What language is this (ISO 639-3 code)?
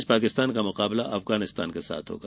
hin